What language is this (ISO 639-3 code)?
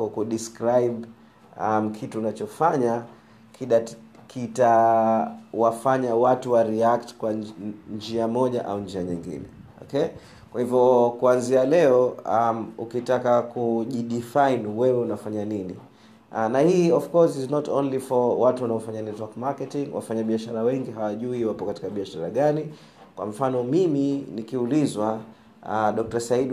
swa